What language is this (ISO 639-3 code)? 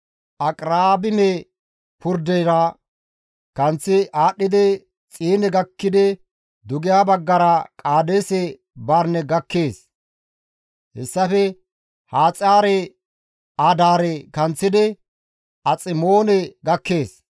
gmv